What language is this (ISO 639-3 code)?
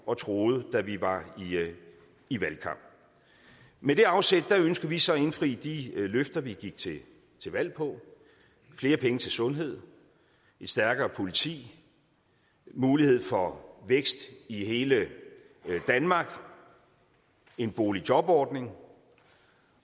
dan